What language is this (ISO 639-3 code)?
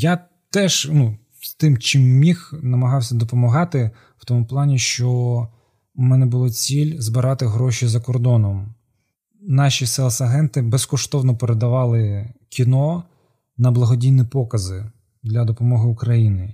ukr